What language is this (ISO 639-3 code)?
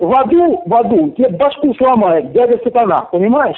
rus